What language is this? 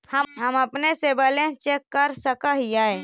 Magahi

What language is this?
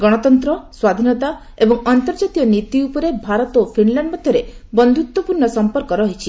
Odia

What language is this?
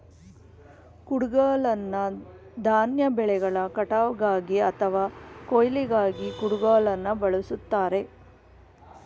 Kannada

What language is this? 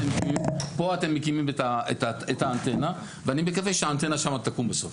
Hebrew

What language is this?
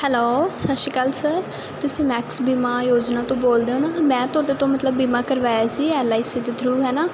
Punjabi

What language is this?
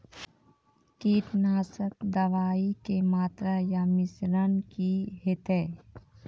Maithili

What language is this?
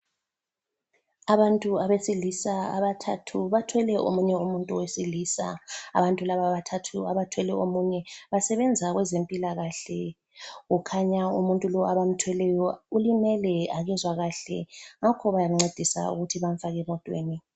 North Ndebele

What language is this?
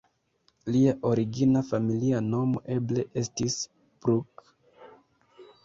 Esperanto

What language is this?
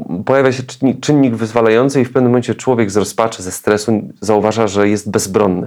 Polish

